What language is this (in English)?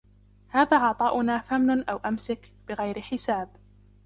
Arabic